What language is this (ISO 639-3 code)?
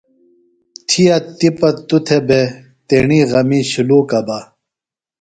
phl